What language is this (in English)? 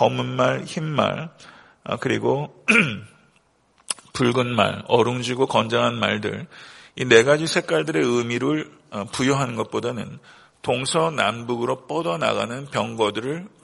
Korean